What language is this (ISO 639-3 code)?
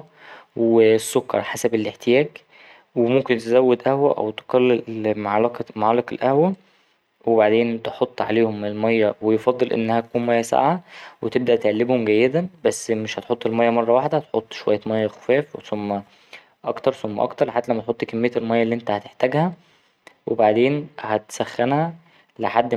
arz